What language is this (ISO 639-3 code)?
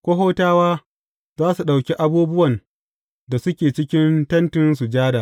hau